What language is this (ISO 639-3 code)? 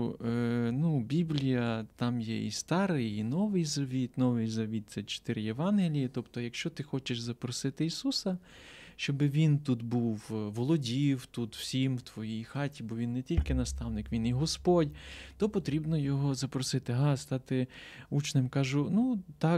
ukr